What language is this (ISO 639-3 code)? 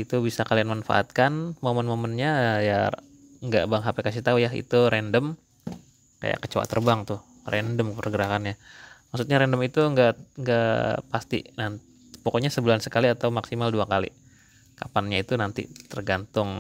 ind